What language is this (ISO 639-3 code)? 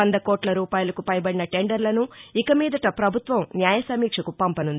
tel